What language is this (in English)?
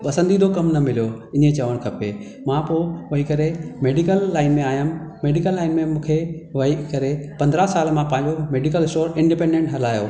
Sindhi